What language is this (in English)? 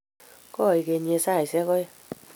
Kalenjin